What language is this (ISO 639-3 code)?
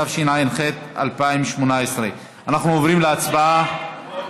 heb